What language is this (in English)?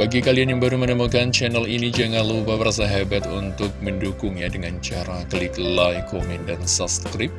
Indonesian